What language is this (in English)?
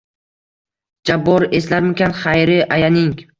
Uzbek